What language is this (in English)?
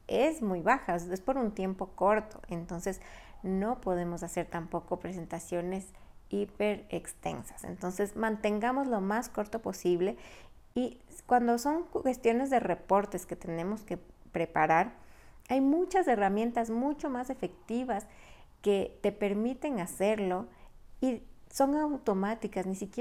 Spanish